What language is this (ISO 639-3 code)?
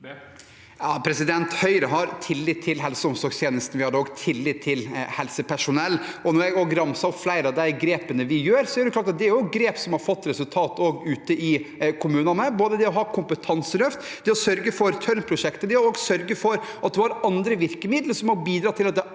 nor